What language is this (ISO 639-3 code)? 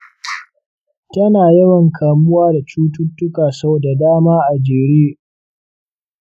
hau